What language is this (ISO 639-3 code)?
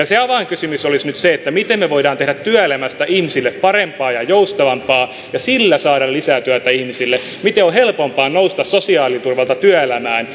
fin